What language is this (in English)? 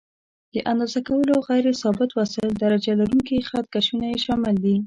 Pashto